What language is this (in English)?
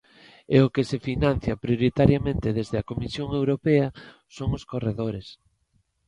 Galician